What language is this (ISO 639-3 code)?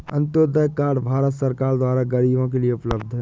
hin